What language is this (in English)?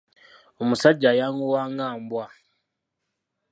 Ganda